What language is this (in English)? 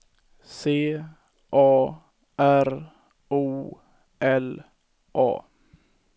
Swedish